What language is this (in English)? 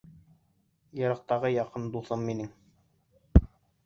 Bashkir